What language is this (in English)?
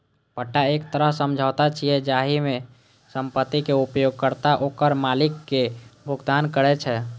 Maithili